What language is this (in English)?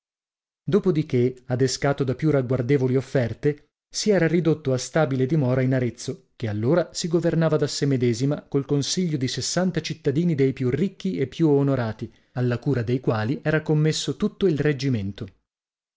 Italian